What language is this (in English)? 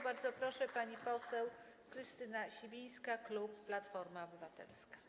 Polish